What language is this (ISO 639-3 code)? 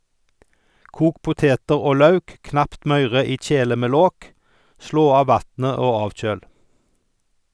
nor